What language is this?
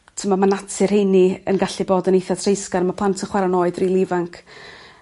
Welsh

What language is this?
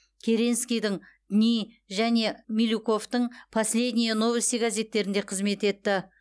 Kazakh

